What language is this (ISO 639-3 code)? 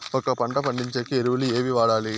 tel